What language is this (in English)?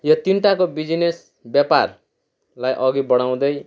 Nepali